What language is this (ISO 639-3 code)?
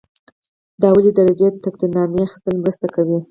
pus